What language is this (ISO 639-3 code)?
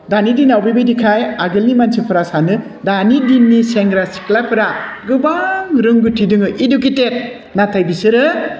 brx